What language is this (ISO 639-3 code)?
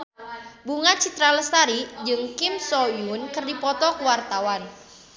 sun